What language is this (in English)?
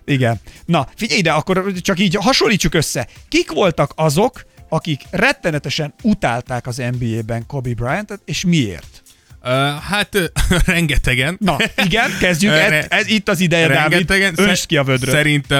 Hungarian